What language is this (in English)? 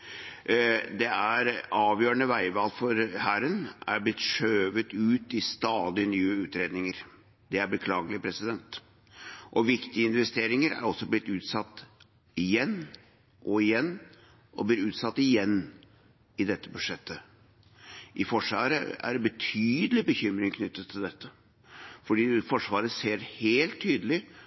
Norwegian Bokmål